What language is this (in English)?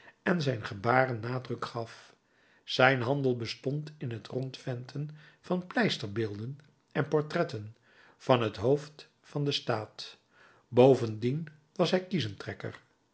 Dutch